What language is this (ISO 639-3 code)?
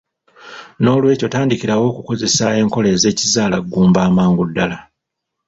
lug